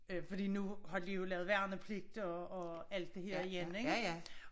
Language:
Danish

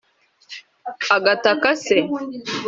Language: Kinyarwanda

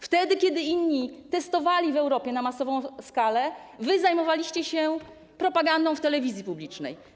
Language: Polish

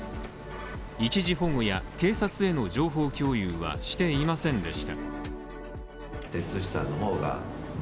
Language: Japanese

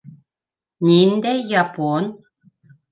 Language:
Bashkir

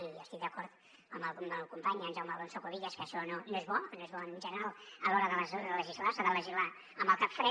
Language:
Catalan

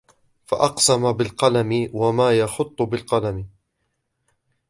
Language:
Arabic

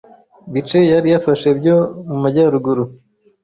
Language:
Kinyarwanda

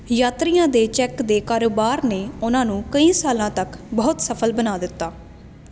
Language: Punjabi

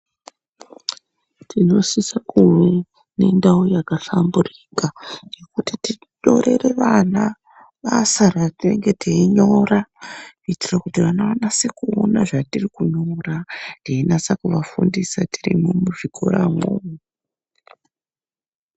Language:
Ndau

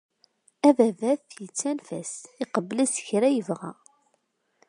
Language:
Kabyle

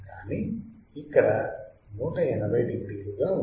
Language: Telugu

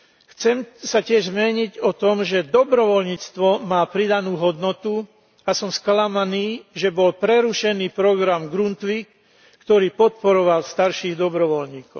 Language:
Slovak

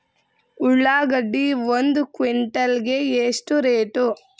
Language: Kannada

